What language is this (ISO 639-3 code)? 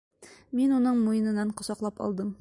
bak